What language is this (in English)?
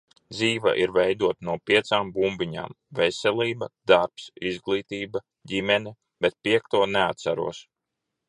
Latvian